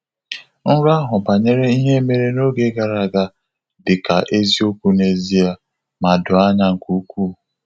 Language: Igbo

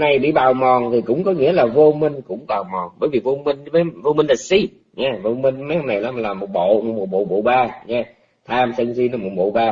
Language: Vietnamese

